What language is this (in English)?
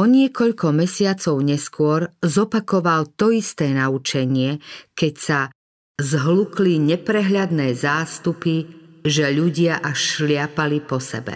Slovak